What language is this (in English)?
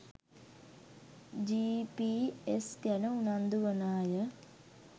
Sinhala